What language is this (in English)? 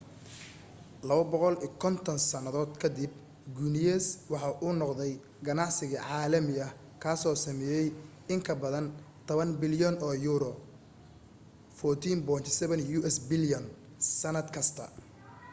Somali